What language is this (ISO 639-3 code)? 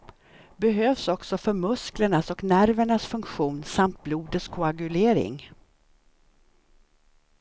swe